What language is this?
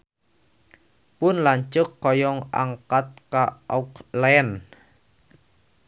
Sundanese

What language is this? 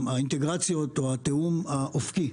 Hebrew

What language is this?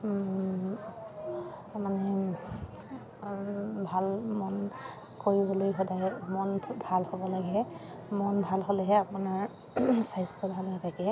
Assamese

